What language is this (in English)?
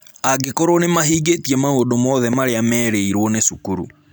Kikuyu